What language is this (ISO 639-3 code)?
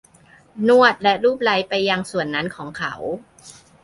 tha